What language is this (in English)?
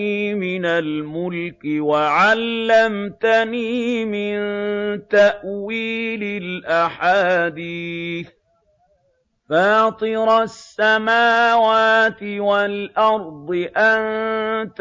Arabic